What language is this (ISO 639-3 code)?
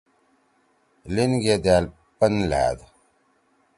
trw